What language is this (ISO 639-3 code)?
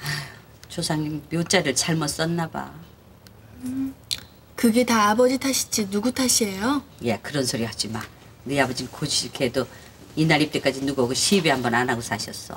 kor